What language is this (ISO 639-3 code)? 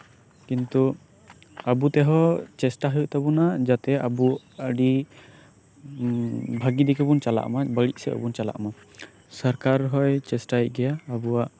sat